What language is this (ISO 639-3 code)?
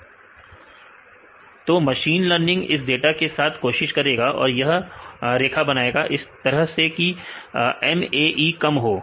hin